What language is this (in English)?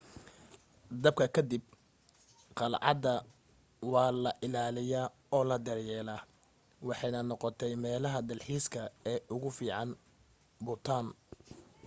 Somali